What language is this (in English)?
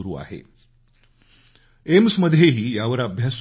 Marathi